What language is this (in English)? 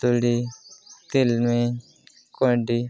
Santali